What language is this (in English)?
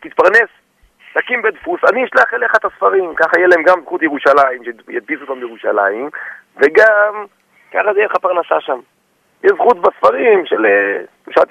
Hebrew